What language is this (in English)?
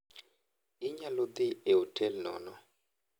Luo (Kenya and Tanzania)